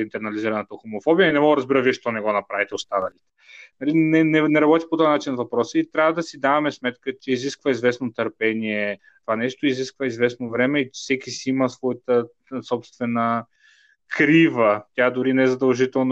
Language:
Bulgarian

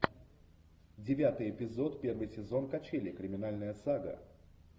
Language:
Russian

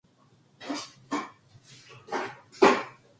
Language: Korean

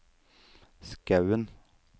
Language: Norwegian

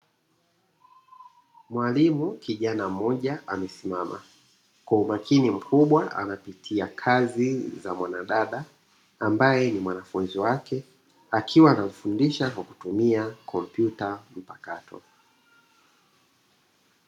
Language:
Swahili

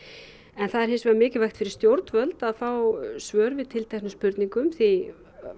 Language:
Icelandic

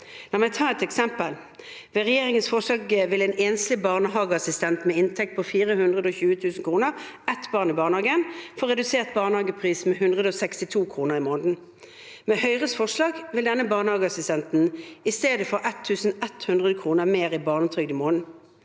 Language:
Norwegian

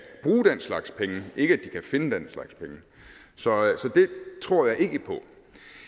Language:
Danish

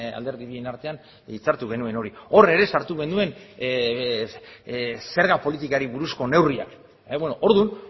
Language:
Basque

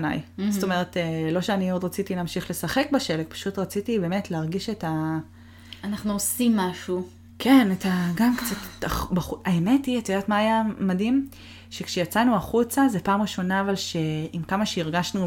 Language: Hebrew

